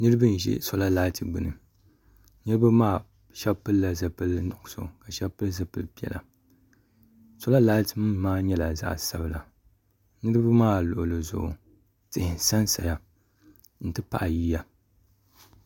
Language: Dagbani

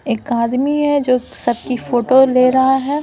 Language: Hindi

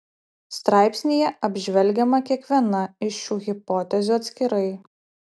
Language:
Lithuanian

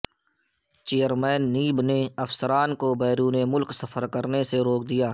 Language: Urdu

